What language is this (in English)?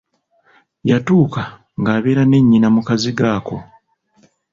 Ganda